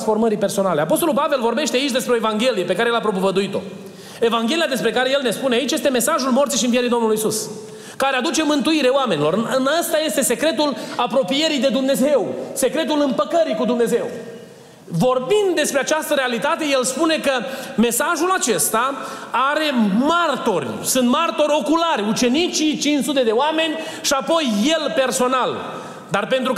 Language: Romanian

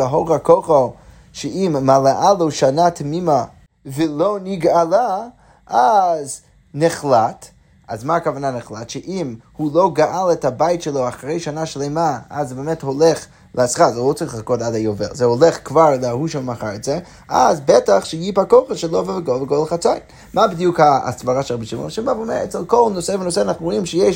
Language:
Hebrew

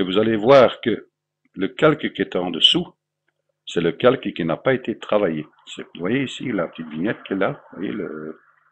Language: French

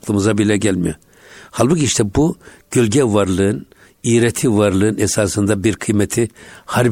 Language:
Turkish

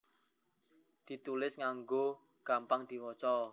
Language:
Javanese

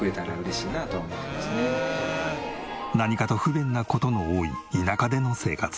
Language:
Japanese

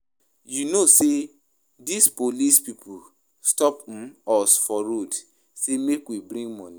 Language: Nigerian Pidgin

